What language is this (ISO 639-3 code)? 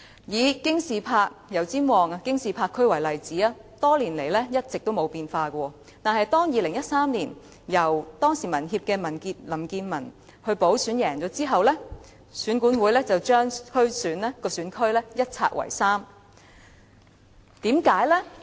yue